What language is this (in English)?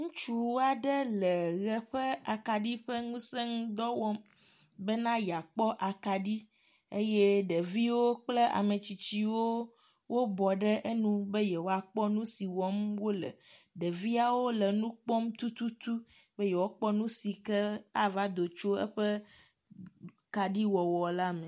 Ewe